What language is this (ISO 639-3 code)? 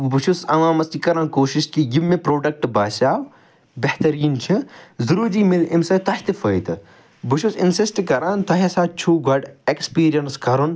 kas